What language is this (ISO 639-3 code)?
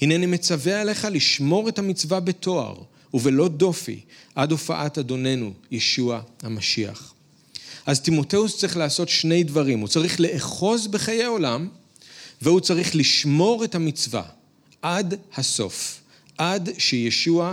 heb